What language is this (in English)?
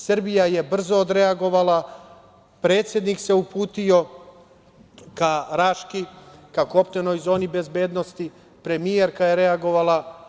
Serbian